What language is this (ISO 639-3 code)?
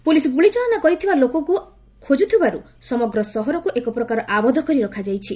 ori